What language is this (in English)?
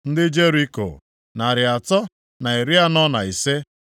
Igbo